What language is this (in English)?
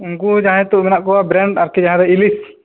Santali